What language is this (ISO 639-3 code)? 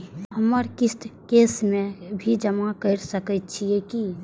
mai